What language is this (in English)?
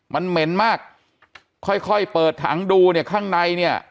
Thai